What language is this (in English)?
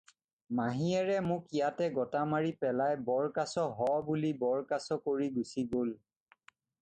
Assamese